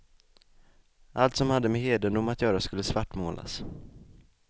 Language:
Swedish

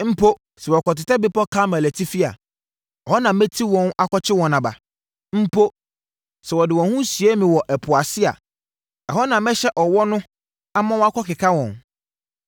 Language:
Akan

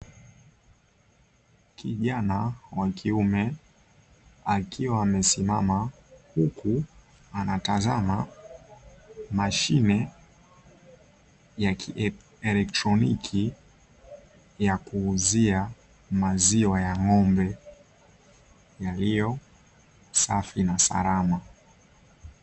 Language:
Swahili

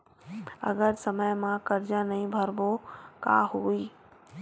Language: Chhattisgarhi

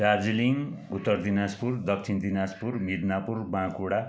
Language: Nepali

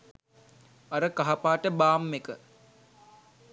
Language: Sinhala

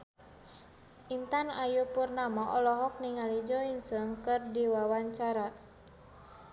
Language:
Sundanese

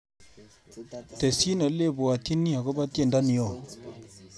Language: Kalenjin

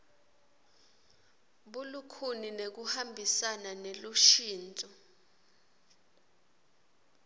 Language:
Swati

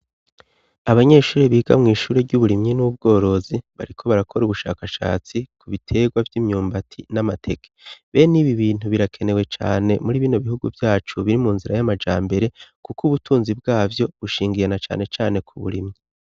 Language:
Rundi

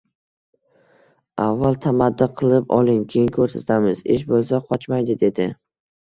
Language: Uzbek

